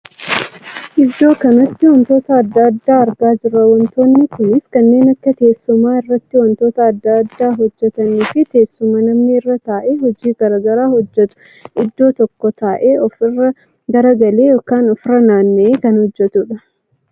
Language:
Oromo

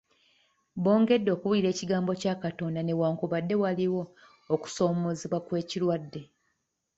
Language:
Ganda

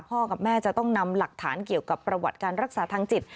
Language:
Thai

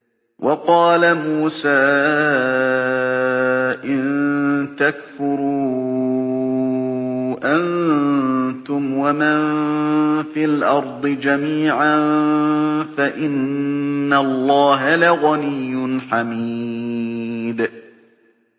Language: Arabic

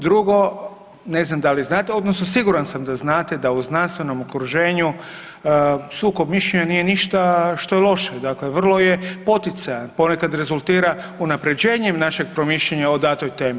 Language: Croatian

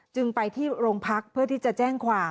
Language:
Thai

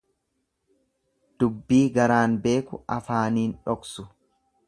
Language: Oromo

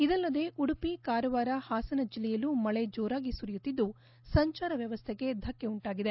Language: Kannada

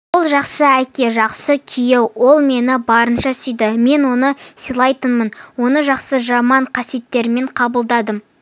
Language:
Kazakh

